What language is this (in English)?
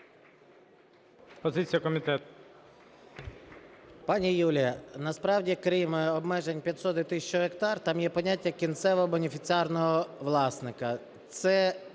Ukrainian